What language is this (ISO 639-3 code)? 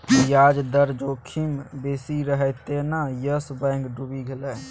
mai